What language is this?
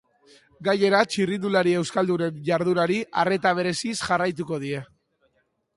Basque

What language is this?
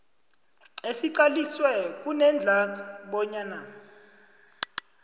South Ndebele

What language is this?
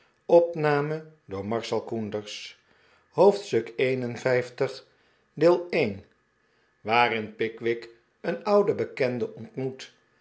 Dutch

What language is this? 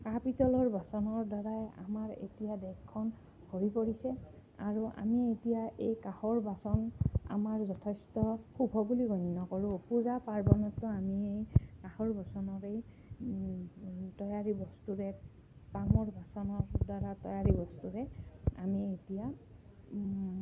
Assamese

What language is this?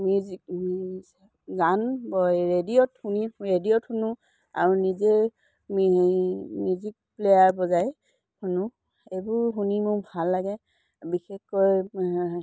Assamese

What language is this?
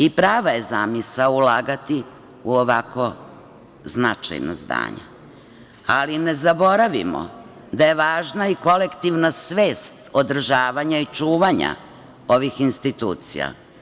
Serbian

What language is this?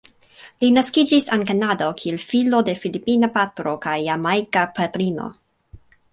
Esperanto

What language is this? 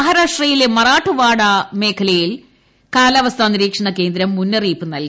Malayalam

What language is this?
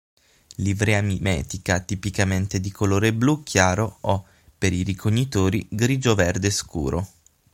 Italian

